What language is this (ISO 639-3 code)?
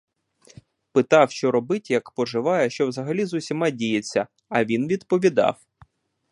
ukr